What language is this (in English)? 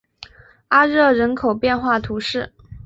Chinese